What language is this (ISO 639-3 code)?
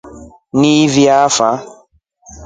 rof